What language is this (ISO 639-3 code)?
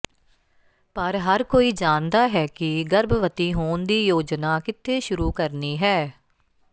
pan